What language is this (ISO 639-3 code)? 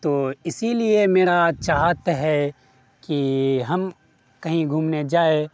urd